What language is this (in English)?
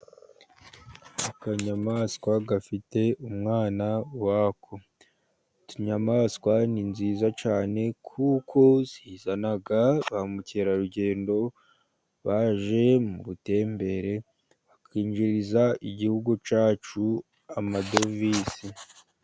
Kinyarwanda